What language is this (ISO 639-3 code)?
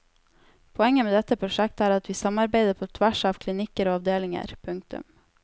nor